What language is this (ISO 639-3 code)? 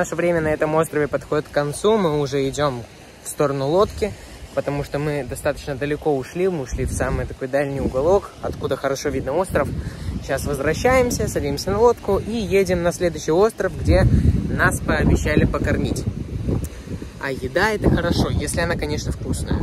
rus